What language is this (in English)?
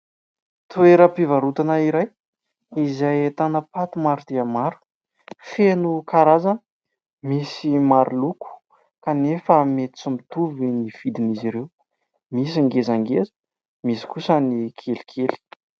Malagasy